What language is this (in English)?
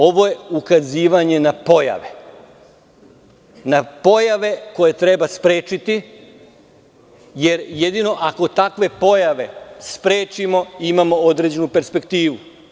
Serbian